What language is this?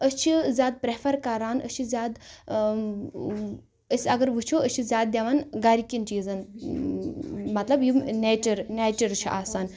Kashmiri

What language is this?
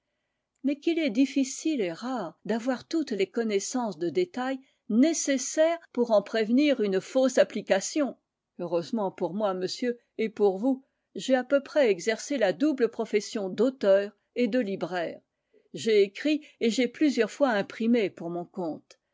French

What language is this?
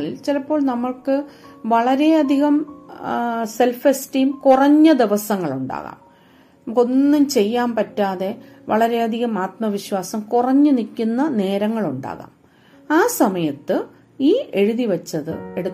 Malayalam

